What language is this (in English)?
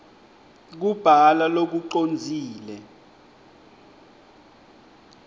Swati